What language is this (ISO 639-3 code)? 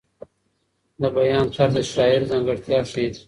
pus